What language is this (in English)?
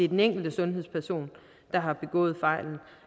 Danish